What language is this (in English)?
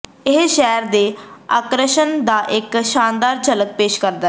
Punjabi